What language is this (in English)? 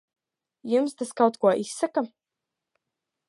Latvian